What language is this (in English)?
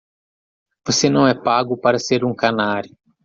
Portuguese